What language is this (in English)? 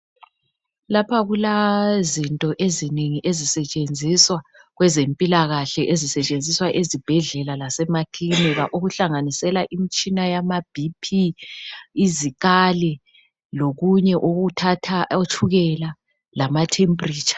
North Ndebele